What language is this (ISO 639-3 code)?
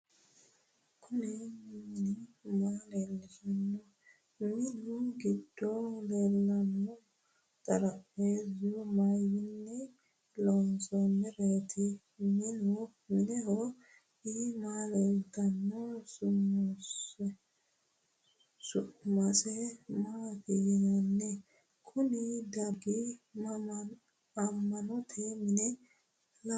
sid